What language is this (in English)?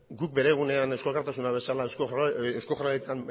Basque